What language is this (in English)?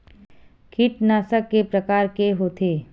Chhattisgarhi